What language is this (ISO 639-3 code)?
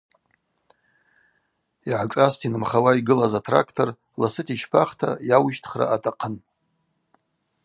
abq